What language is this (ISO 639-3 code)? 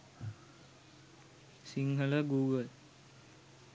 sin